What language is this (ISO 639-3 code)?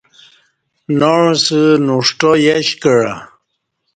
bsh